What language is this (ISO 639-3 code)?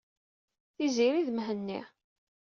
kab